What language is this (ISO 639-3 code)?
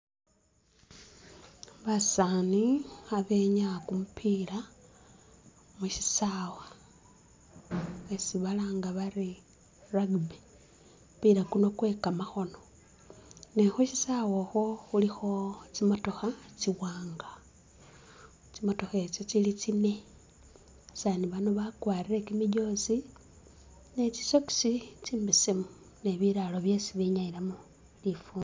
myx